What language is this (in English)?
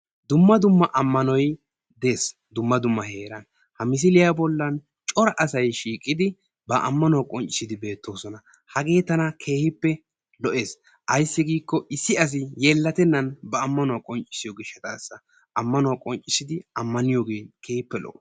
Wolaytta